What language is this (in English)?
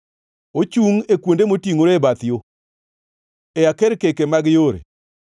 Luo (Kenya and Tanzania)